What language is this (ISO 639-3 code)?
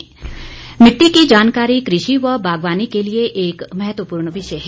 hin